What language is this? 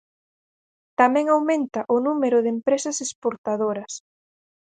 Galician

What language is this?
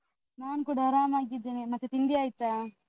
Kannada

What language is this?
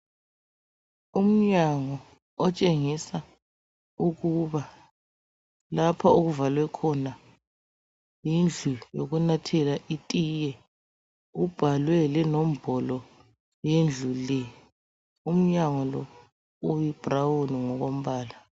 North Ndebele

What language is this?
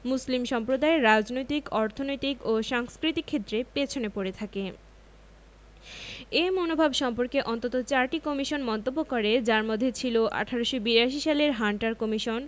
Bangla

